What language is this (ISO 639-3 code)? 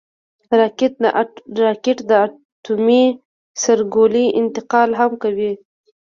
pus